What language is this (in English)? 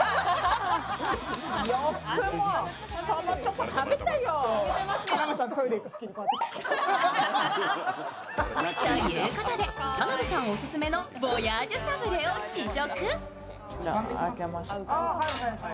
Japanese